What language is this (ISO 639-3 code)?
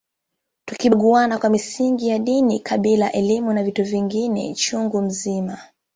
swa